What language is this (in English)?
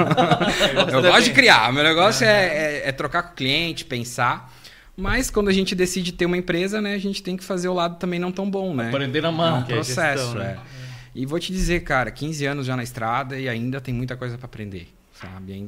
Portuguese